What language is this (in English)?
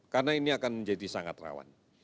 Indonesian